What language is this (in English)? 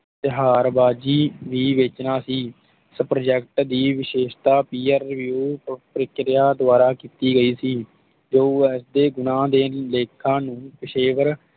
Punjabi